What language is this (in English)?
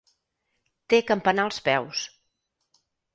Catalan